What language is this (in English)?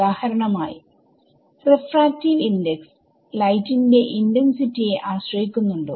Malayalam